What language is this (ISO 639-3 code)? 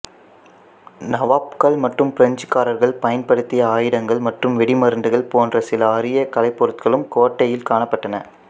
tam